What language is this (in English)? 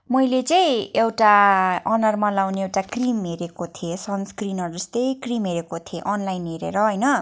Nepali